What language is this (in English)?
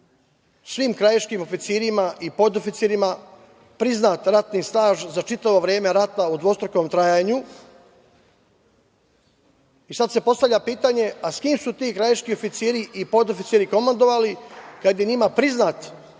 Serbian